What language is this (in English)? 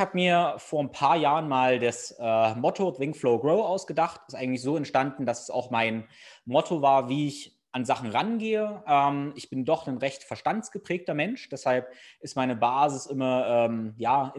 German